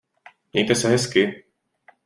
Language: Czech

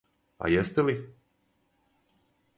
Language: Serbian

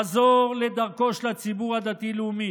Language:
Hebrew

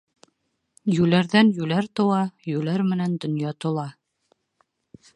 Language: Bashkir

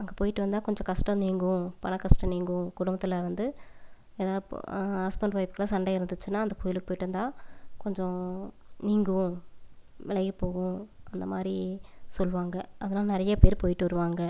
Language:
Tamil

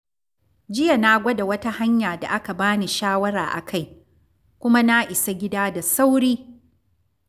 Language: Hausa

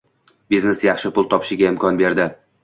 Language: Uzbek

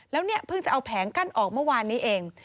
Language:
Thai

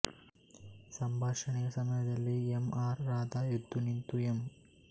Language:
Kannada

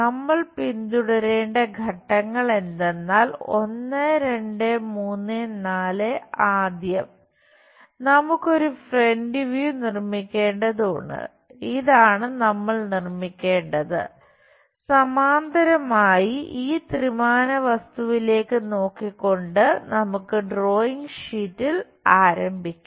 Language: Malayalam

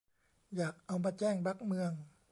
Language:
Thai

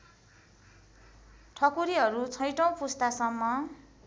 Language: Nepali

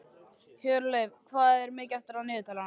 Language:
Icelandic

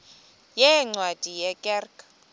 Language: Xhosa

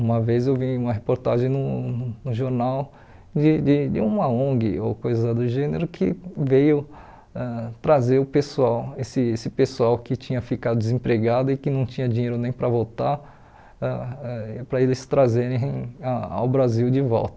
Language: Portuguese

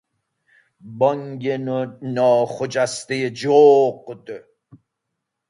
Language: Persian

